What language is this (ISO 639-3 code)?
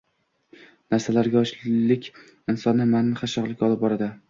uzb